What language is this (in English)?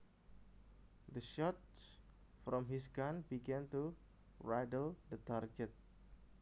Javanese